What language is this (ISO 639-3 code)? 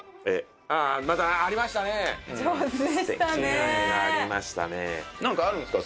jpn